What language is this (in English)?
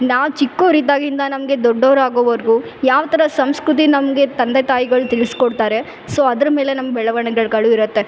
Kannada